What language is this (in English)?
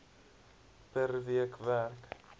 Afrikaans